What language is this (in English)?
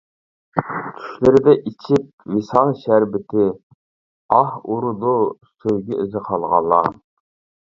Uyghur